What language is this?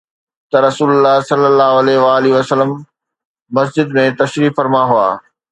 Sindhi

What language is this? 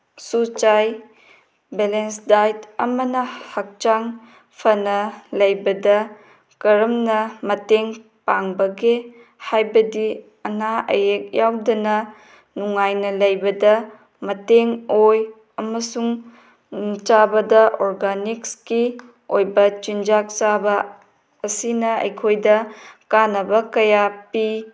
Manipuri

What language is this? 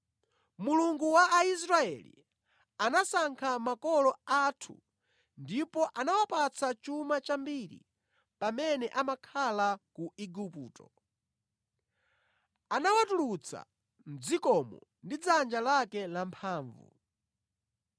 Nyanja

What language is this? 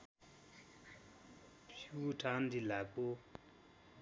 Nepali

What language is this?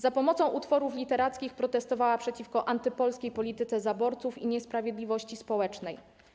Polish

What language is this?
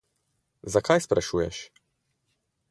Slovenian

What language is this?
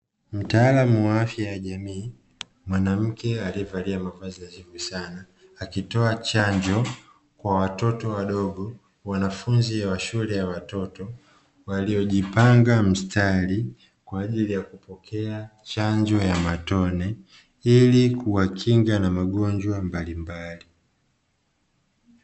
Swahili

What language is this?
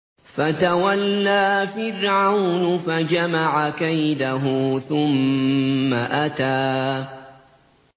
Arabic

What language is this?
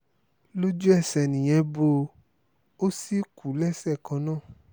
Yoruba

